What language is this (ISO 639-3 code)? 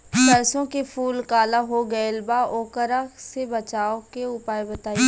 bho